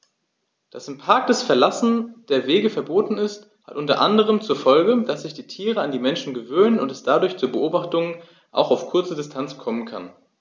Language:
German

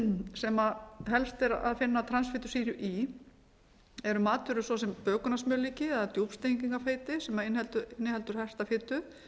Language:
Icelandic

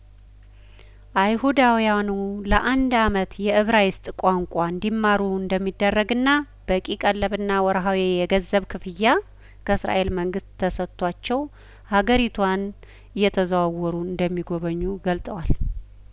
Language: Amharic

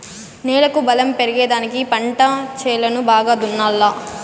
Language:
Telugu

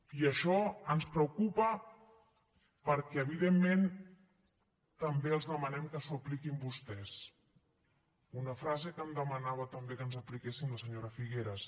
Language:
Catalan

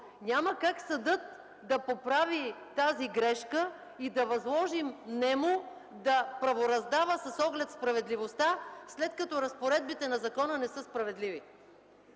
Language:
Bulgarian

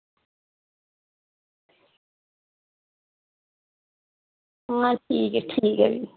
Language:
Dogri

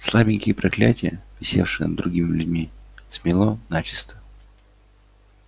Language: Russian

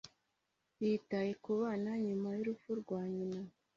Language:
Kinyarwanda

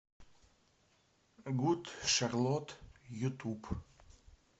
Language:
Russian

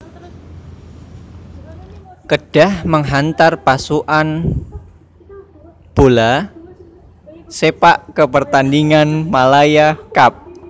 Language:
Javanese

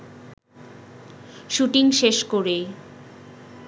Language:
Bangla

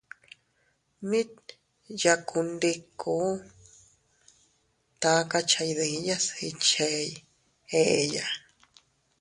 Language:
Teutila Cuicatec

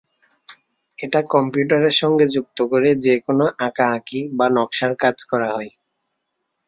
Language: Bangla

